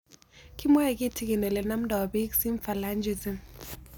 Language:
Kalenjin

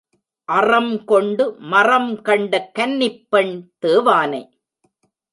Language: Tamil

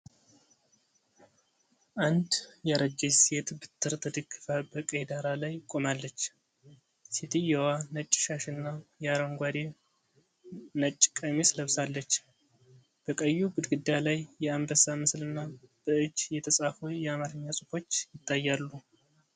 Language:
Amharic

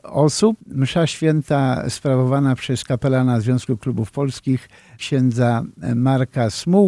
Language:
Polish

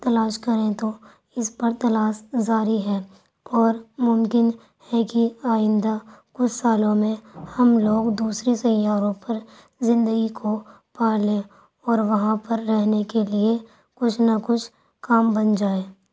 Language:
Urdu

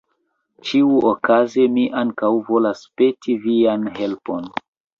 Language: Esperanto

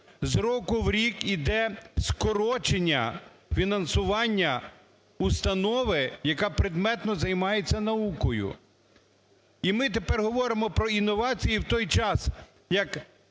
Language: Ukrainian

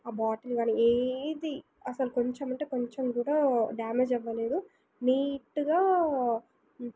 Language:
Telugu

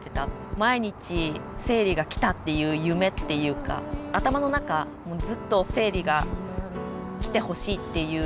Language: Japanese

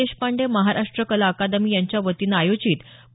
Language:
Marathi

